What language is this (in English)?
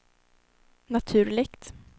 Swedish